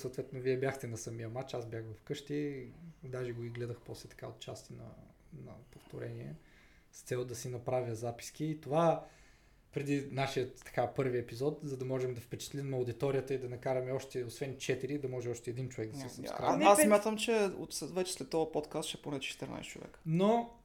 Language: Bulgarian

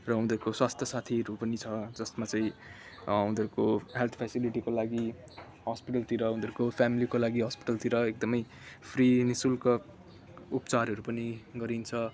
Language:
Nepali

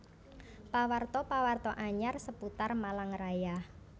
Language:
Javanese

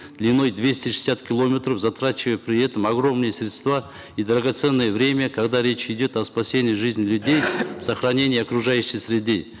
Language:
Kazakh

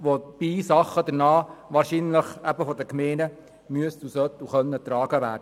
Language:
Swiss German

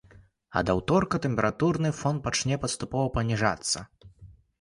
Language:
Belarusian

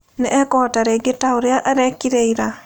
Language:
Kikuyu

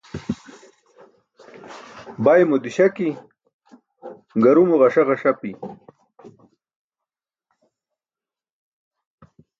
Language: Burushaski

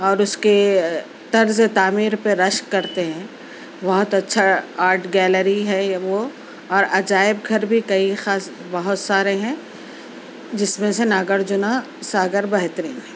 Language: Urdu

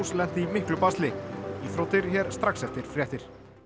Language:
Icelandic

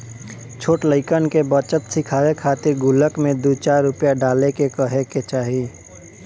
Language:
Bhojpuri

